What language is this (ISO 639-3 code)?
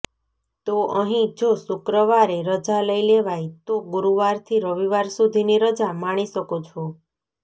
guj